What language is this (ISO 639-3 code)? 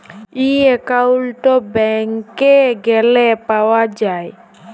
ben